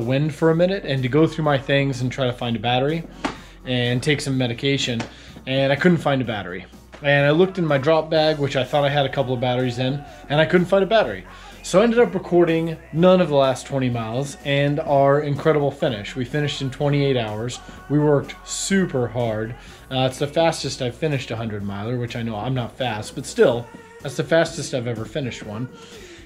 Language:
English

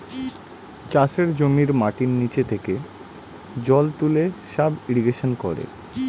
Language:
Bangla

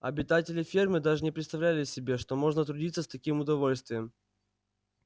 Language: Russian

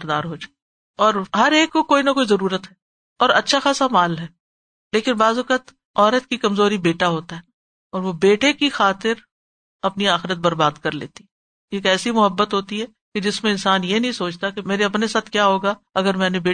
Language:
Urdu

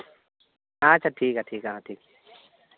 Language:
Santali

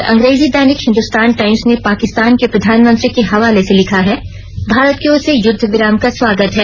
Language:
Hindi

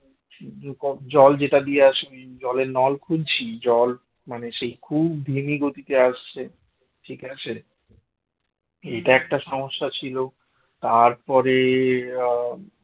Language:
Bangla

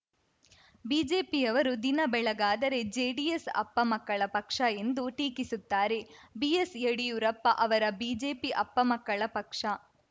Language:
Kannada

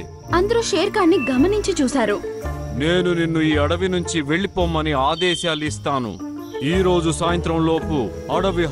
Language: Telugu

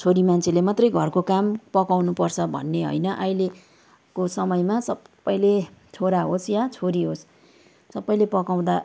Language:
Nepali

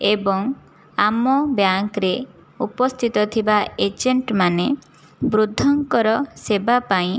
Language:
Odia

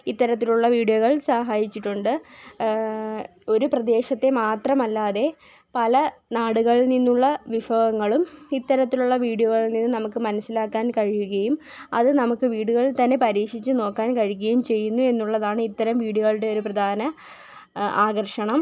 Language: Malayalam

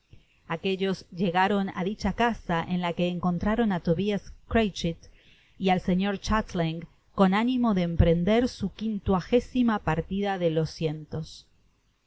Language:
Spanish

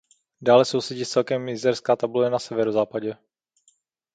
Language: Czech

